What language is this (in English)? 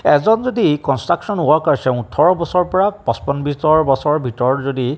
Assamese